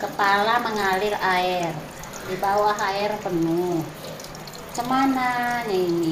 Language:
Indonesian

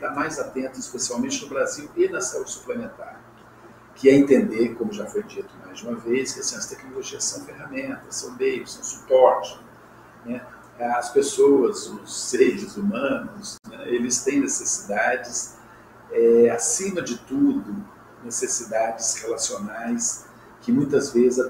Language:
Portuguese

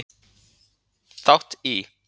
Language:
Icelandic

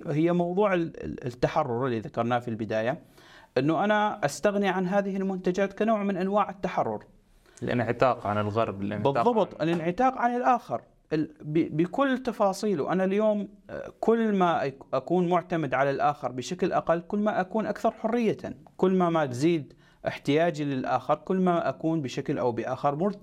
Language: Arabic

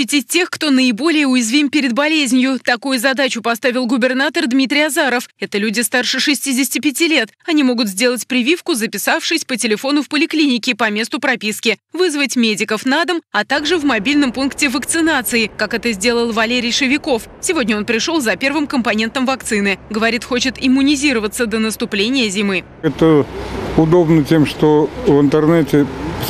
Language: Russian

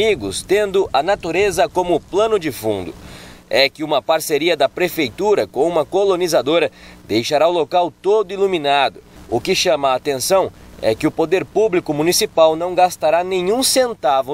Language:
Portuguese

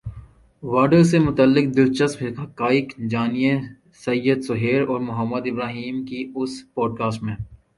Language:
Urdu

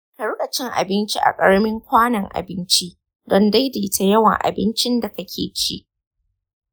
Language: Hausa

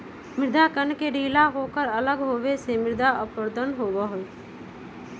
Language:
Magahi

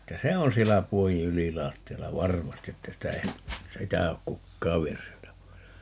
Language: Finnish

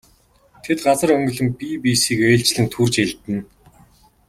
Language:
Mongolian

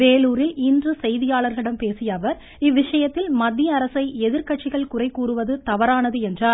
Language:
Tamil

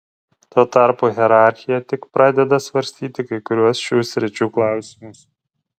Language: Lithuanian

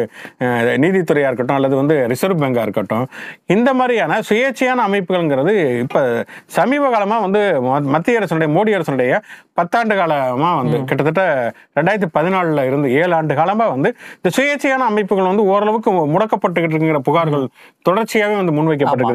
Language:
Tamil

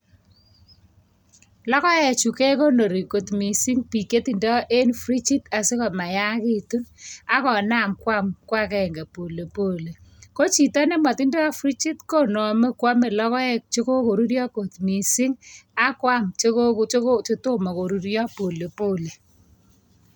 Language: Kalenjin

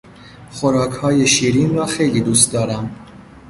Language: Persian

